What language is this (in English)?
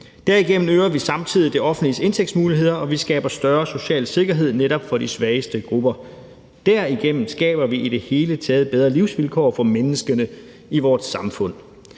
Danish